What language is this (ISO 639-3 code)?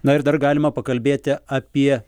lit